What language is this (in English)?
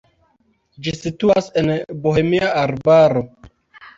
Esperanto